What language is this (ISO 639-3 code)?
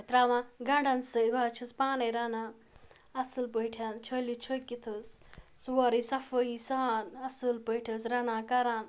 kas